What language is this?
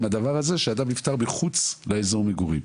Hebrew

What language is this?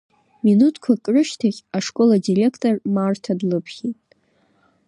Abkhazian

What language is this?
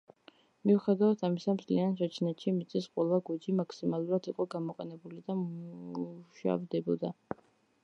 Georgian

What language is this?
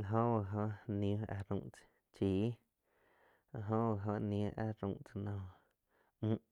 Quiotepec Chinantec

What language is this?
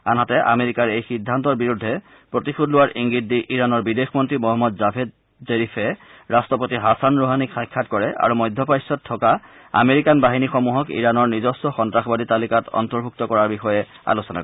Assamese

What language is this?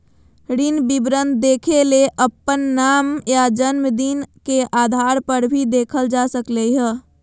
Magahi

